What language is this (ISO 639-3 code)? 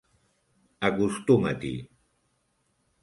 cat